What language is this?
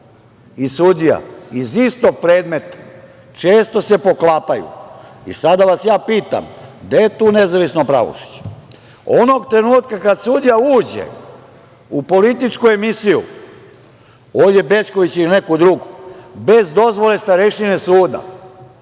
Serbian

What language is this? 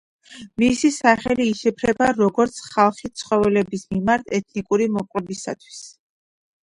Georgian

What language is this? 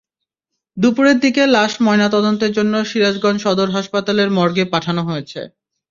Bangla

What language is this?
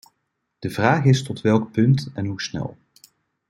Dutch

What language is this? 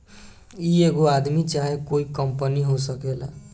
Bhojpuri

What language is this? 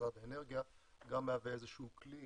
Hebrew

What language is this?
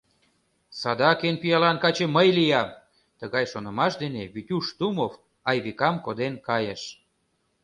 Mari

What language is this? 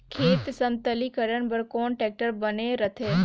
Chhattisgarhi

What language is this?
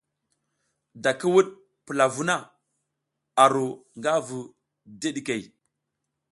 South Giziga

